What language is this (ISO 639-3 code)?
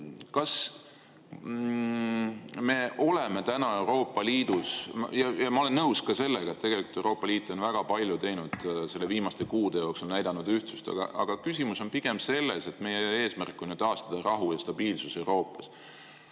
est